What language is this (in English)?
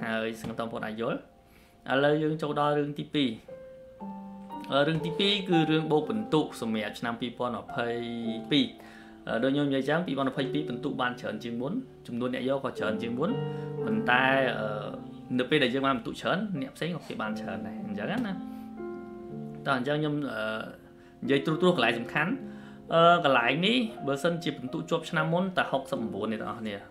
Vietnamese